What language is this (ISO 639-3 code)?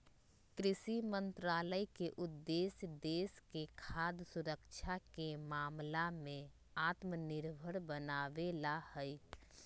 mag